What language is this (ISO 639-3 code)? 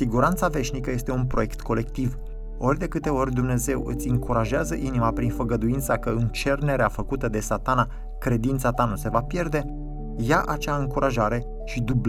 ron